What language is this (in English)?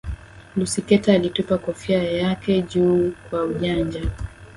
Swahili